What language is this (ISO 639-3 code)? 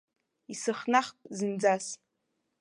abk